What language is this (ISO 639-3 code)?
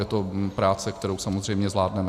ces